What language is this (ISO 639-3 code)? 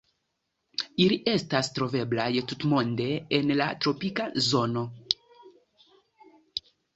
epo